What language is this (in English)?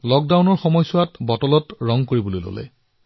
Assamese